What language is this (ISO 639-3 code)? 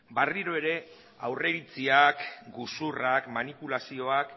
eus